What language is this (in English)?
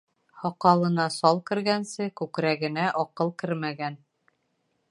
Bashkir